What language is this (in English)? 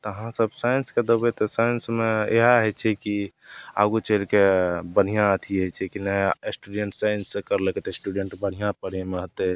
Maithili